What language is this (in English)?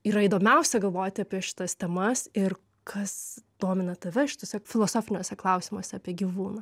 Lithuanian